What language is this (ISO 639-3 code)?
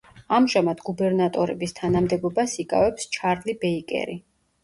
kat